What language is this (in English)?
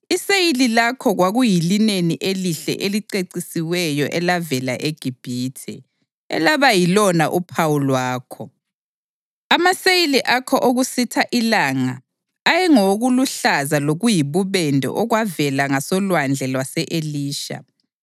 North Ndebele